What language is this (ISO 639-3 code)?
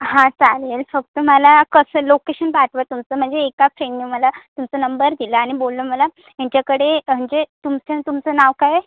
mar